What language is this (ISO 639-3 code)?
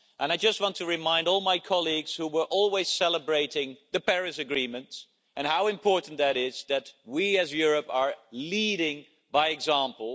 eng